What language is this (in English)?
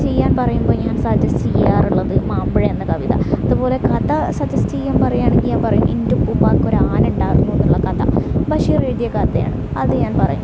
Malayalam